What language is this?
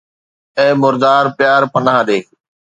Sindhi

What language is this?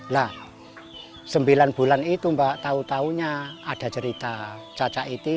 Indonesian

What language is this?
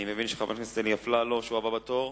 Hebrew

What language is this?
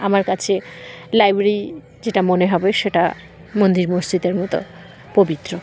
Bangla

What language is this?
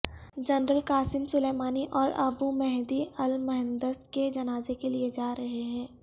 Urdu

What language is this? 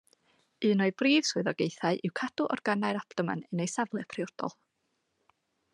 Welsh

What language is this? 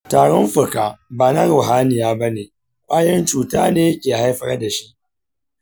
Hausa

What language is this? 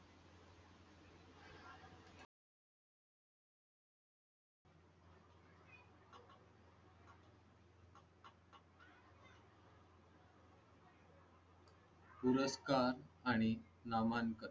Marathi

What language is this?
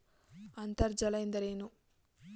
Kannada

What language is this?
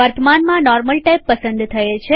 Gujarati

